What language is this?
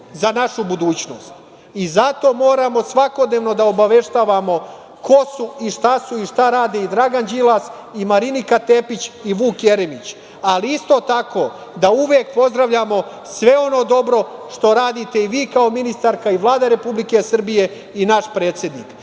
Serbian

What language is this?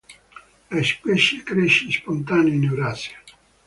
Italian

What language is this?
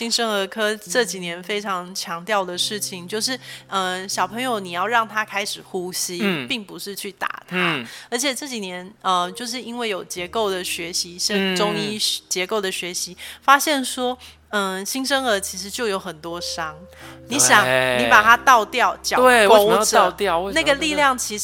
Chinese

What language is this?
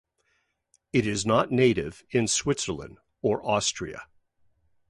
English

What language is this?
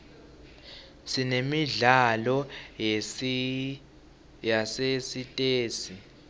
Swati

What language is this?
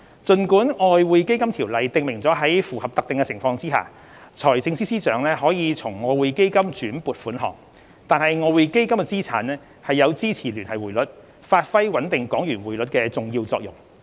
Cantonese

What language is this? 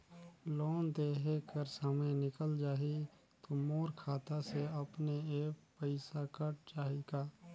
Chhattisgarhi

